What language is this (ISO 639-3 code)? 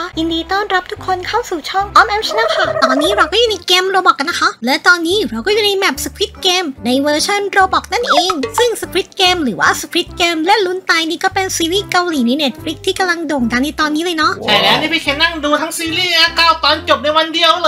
tha